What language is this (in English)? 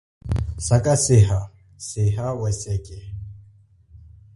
Chokwe